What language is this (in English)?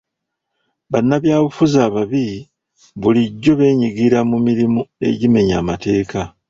Ganda